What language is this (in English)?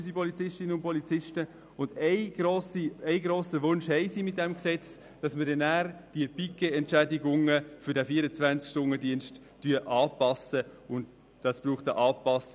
Swiss German